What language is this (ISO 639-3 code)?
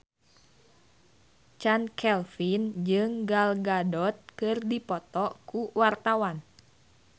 sun